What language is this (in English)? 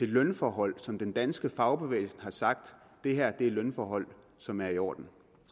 Danish